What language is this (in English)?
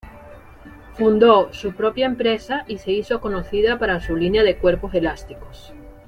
Spanish